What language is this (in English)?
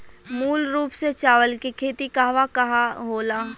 Bhojpuri